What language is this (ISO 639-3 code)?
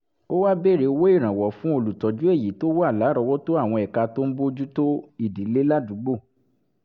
yor